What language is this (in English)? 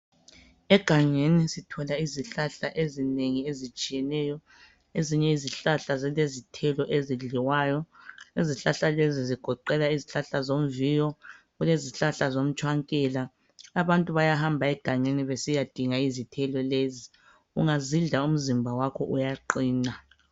North Ndebele